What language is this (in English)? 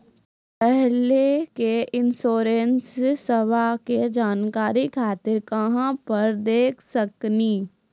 Maithili